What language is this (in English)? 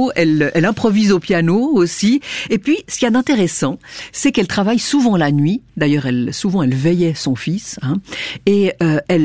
French